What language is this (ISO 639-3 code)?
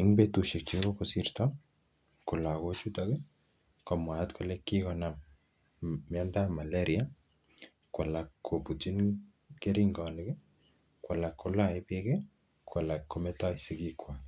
kln